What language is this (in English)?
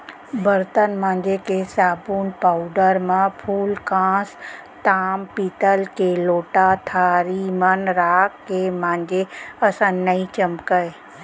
Chhattisgarhi